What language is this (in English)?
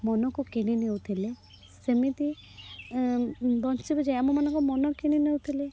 Odia